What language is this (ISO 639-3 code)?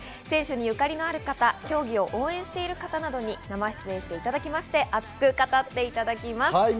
jpn